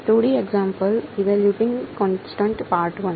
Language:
Gujarati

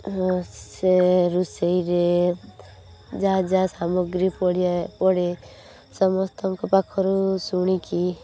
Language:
Odia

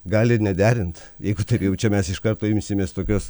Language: Lithuanian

